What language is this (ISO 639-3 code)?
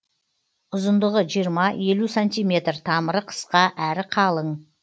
kaz